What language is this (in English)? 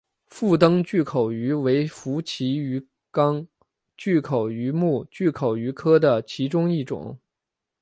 Chinese